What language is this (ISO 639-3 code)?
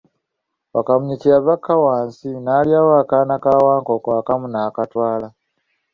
lug